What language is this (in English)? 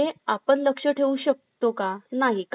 Marathi